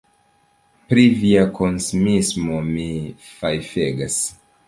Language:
Esperanto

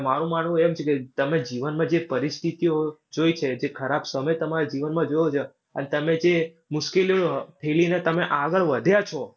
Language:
Gujarati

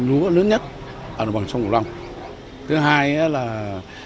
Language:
Vietnamese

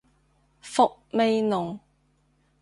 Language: Cantonese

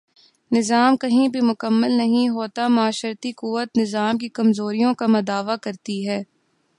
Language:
Urdu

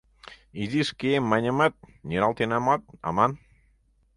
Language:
Mari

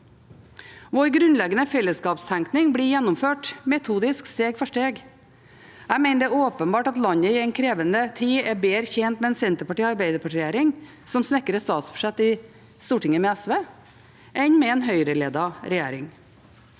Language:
Norwegian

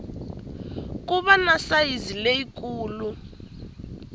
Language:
Tsonga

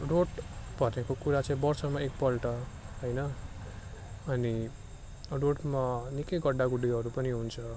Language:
Nepali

